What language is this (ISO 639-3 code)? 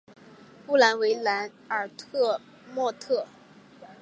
zho